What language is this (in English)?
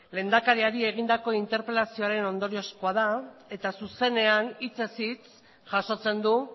Basque